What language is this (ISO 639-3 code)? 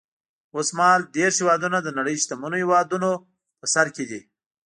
pus